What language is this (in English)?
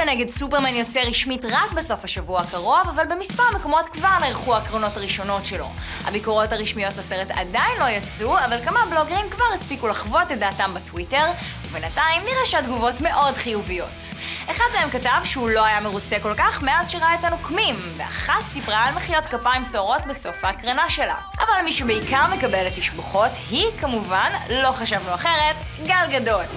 Hebrew